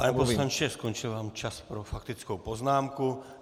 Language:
Czech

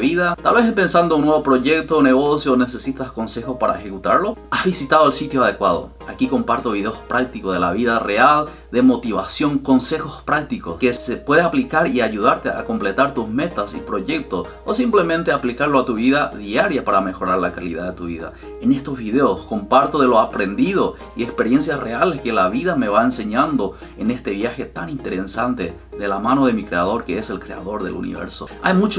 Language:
Spanish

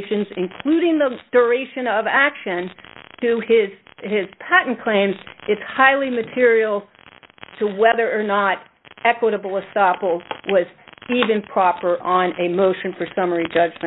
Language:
English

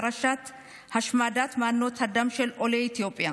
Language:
Hebrew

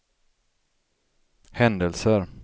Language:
Swedish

